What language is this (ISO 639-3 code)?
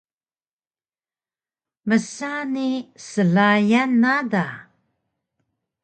trv